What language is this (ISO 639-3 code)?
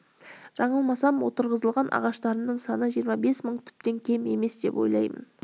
kaz